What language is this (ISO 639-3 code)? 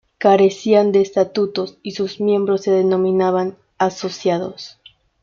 spa